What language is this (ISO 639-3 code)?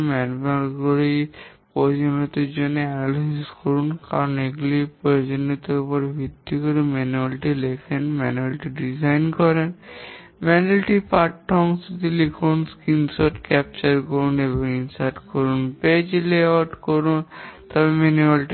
ben